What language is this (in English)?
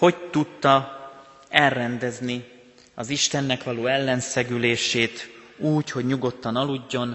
Hungarian